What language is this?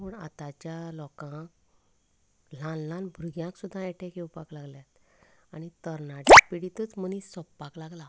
Konkani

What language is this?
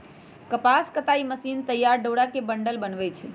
Magahi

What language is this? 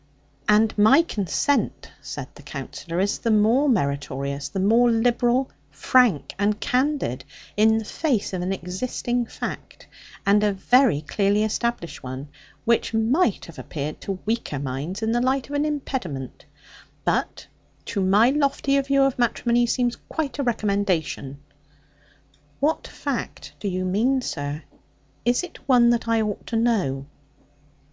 English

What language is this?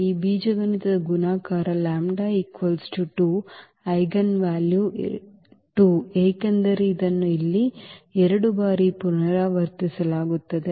Kannada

